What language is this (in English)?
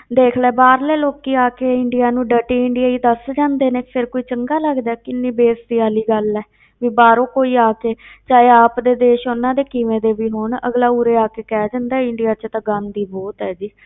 Punjabi